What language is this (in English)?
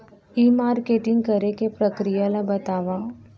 Chhattisgarhi